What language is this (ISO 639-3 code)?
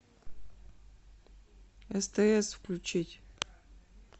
rus